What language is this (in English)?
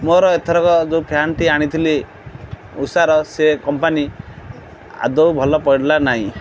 Odia